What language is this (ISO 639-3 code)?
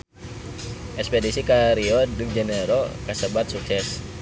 sun